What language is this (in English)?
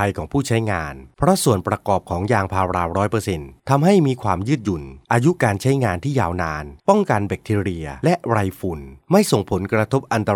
Thai